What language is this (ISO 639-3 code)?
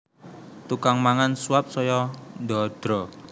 jav